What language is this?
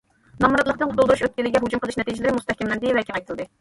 Uyghur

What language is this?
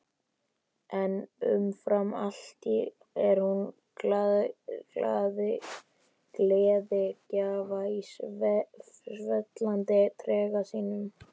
Icelandic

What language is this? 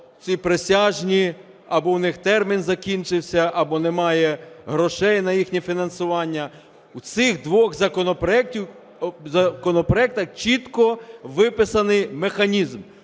Ukrainian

